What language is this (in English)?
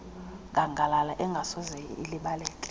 Xhosa